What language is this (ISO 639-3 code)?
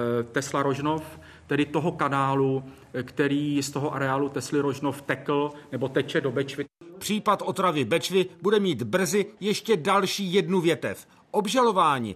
ces